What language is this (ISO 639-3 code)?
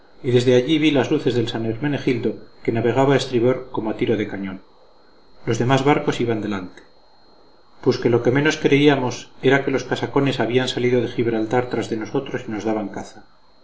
spa